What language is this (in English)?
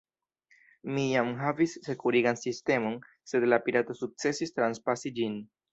Esperanto